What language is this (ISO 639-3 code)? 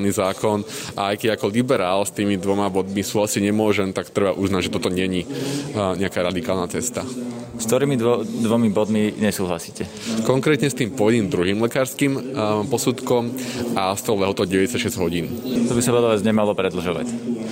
slk